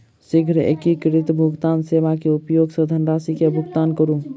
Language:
Maithili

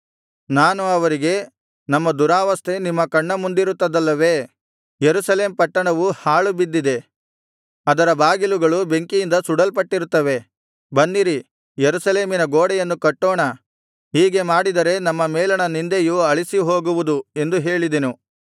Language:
Kannada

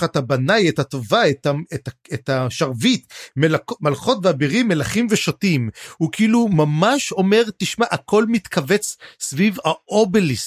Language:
Hebrew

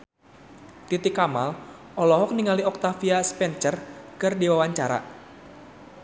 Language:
Sundanese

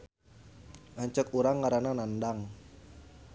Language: Sundanese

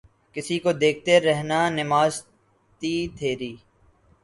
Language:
Urdu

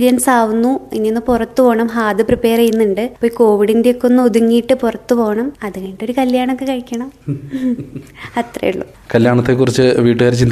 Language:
Malayalam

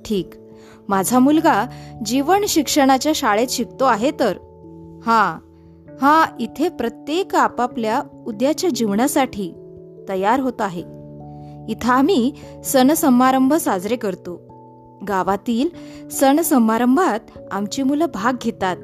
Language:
Marathi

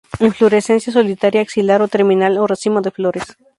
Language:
Spanish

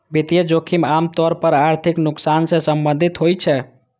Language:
Maithili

